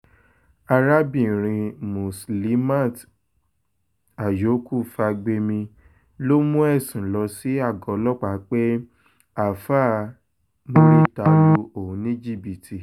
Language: Yoruba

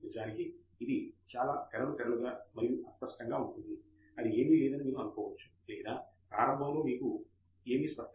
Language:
Telugu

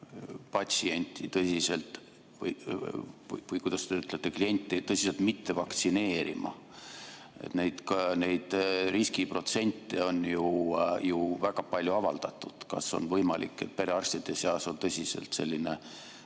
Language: Estonian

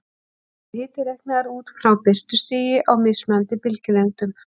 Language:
Icelandic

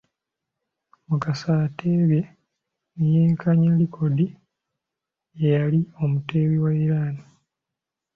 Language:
Ganda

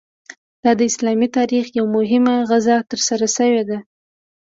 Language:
Pashto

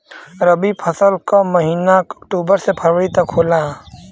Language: Bhojpuri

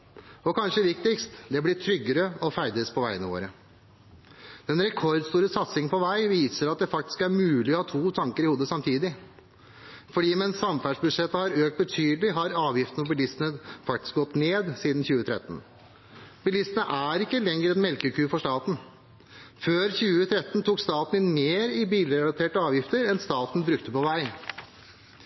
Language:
Norwegian Bokmål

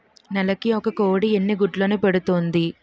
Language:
Telugu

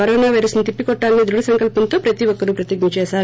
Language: Telugu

